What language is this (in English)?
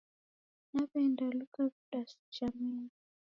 Taita